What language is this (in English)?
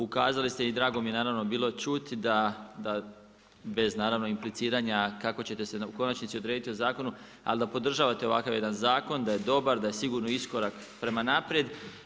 Croatian